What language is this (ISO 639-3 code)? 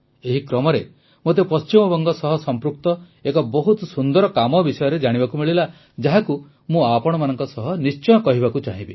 ori